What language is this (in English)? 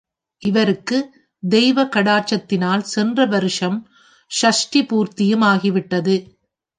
Tamil